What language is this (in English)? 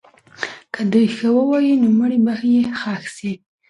Pashto